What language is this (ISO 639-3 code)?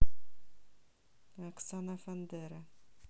rus